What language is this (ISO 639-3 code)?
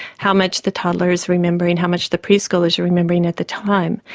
eng